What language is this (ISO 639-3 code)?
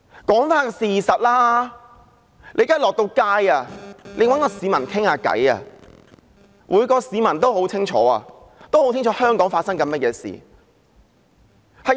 yue